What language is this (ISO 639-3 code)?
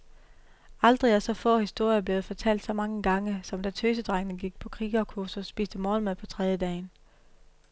dan